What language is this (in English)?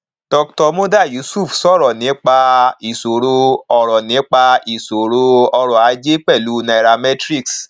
Yoruba